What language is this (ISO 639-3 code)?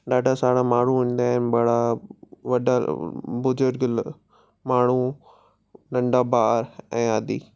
snd